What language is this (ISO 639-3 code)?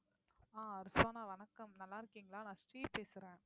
tam